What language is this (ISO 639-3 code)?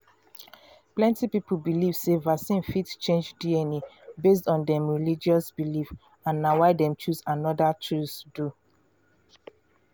pcm